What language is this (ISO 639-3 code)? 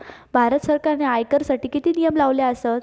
mar